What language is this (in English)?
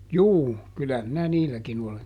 Finnish